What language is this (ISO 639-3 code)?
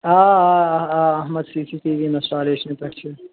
kas